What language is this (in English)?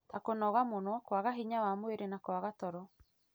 Kikuyu